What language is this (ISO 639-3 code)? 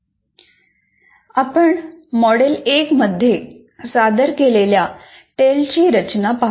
mar